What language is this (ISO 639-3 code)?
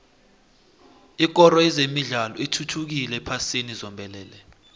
nbl